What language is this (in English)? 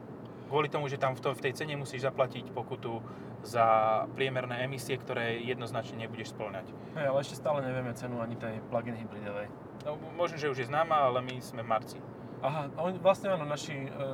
Slovak